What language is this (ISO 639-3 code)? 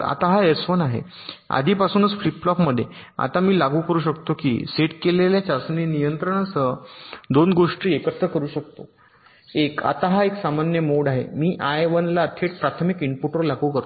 mar